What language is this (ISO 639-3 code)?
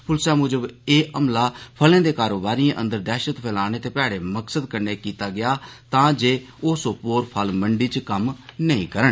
doi